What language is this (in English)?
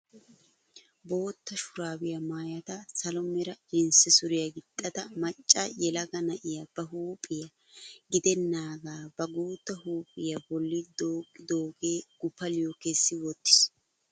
Wolaytta